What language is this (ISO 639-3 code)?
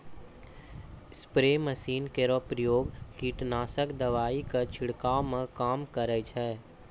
mai